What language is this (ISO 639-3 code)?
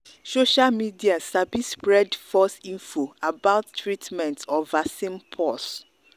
pcm